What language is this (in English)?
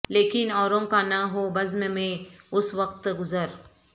Urdu